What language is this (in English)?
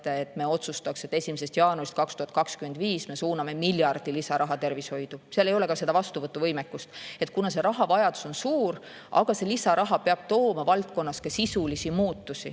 Estonian